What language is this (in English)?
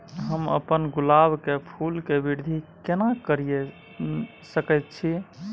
Maithili